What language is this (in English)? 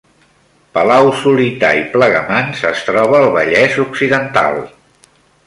Catalan